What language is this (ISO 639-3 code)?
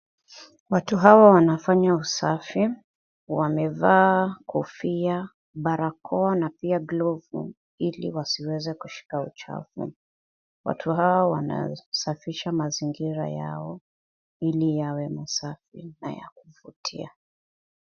swa